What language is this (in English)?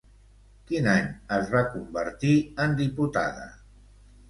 Catalan